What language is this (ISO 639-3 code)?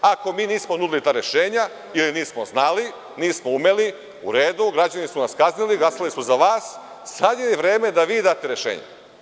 srp